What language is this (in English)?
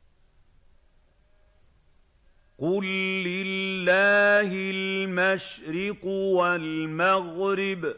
Arabic